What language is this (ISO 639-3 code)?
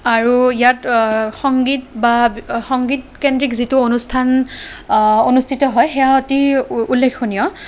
asm